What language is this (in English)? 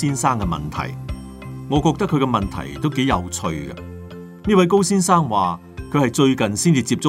Chinese